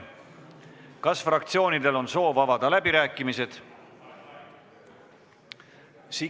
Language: Estonian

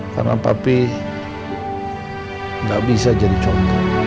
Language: Indonesian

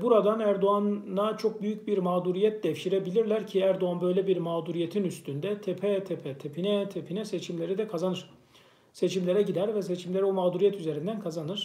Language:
Turkish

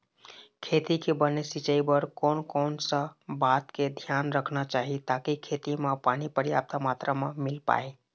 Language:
Chhattisgarhi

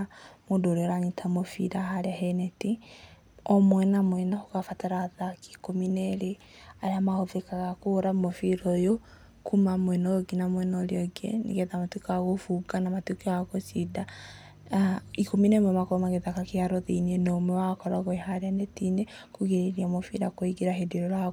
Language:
Kikuyu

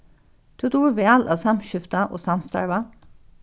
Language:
Faroese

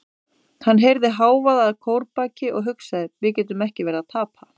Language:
Icelandic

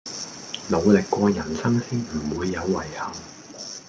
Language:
Cantonese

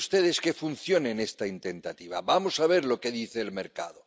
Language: Spanish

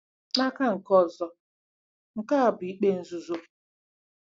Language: Igbo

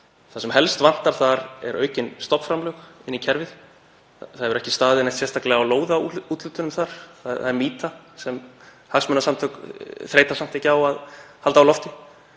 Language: Icelandic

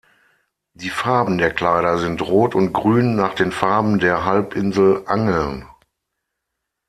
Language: German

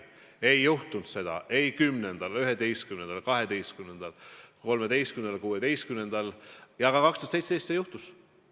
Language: Estonian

